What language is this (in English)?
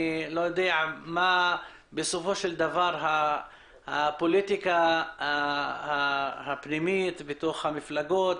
Hebrew